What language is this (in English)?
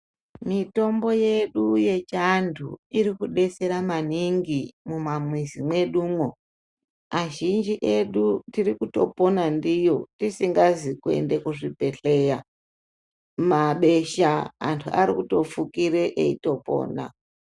Ndau